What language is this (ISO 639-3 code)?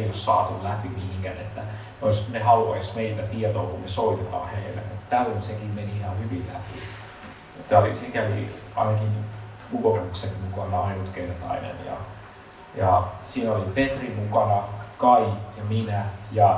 fin